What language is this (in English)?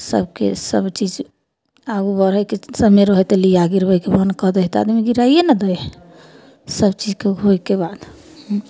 Maithili